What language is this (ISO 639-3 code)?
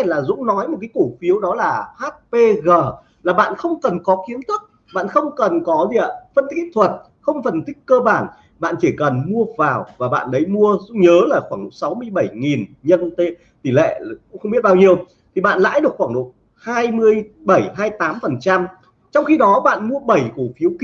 vie